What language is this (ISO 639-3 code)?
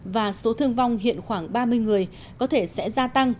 vie